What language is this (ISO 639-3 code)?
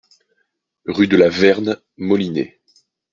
fra